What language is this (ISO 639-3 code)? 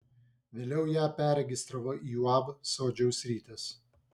lit